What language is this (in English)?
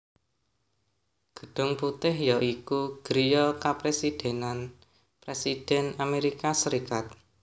Javanese